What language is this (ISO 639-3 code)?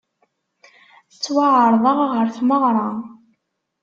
kab